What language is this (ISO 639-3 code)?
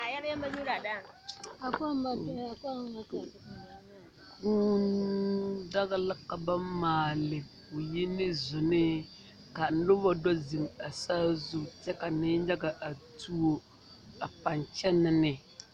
dga